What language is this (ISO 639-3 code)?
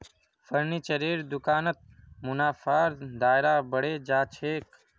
mag